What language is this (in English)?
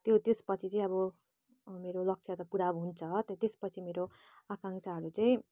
Nepali